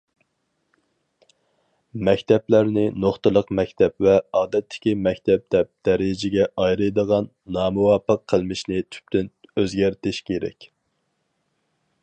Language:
Uyghur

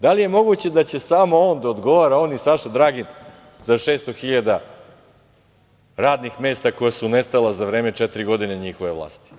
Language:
Serbian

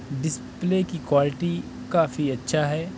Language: Urdu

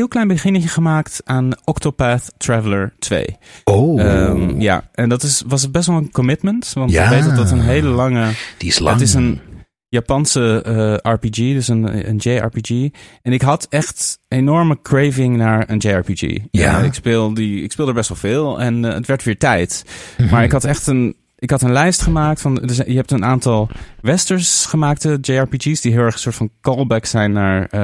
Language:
Dutch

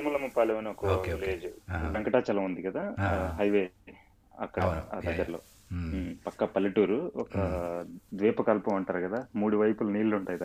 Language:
Telugu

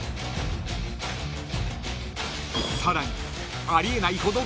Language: Japanese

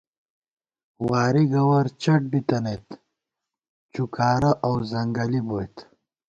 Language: Gawar-Bati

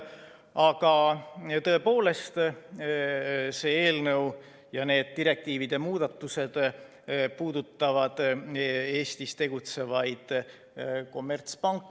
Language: Estonian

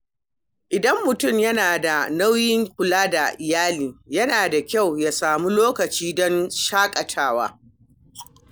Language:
Hausa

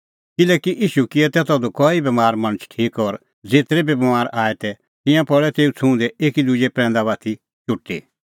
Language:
Kullu Pahari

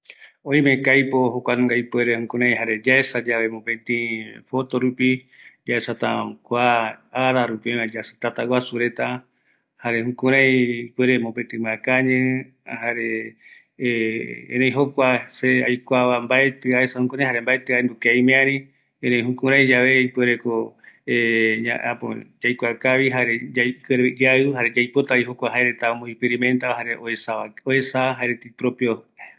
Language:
Eastern Bolivian Guaraní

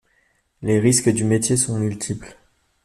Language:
French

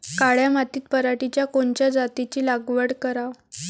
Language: Marathi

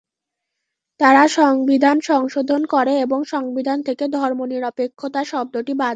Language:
Bangla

